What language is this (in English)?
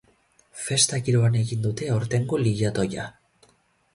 Basque